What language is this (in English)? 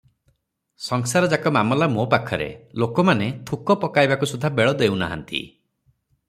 Odia